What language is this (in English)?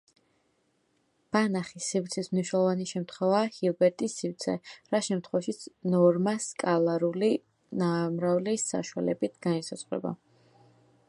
Georgian